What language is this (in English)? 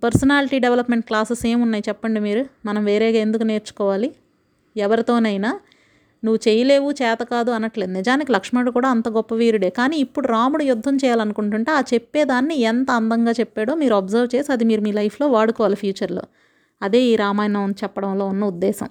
Telugu